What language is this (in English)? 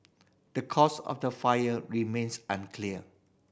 English